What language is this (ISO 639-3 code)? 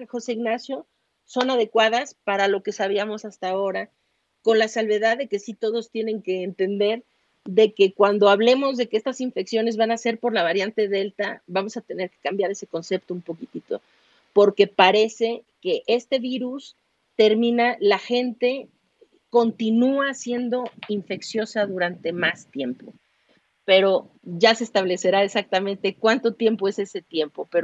spa